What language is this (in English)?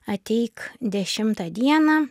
Lithuanian